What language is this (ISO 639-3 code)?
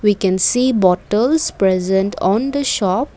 eng